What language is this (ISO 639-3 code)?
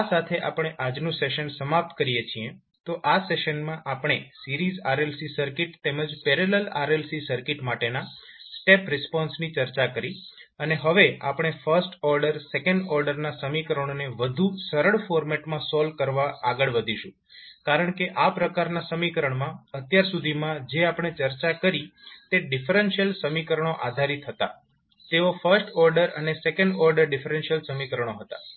guj